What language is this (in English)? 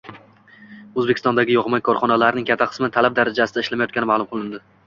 Uzbek